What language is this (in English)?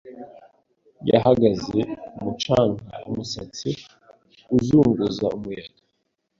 Kinyarwanda